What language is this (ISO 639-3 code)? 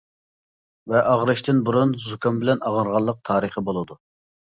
uig